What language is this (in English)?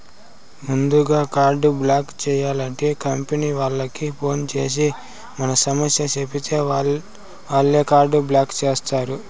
Telugu